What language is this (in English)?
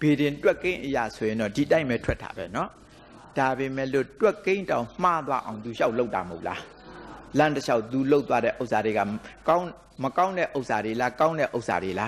Thai